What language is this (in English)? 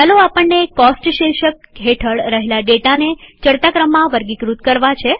Gujarati